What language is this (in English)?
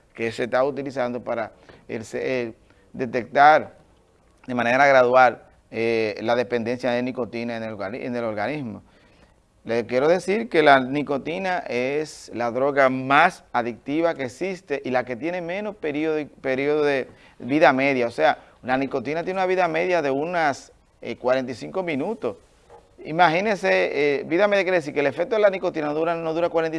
Spanish